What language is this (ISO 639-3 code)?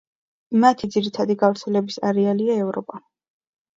kat